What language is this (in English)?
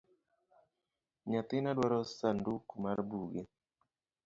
Luo (Kenya and Tanzania)